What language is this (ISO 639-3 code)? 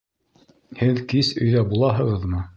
bak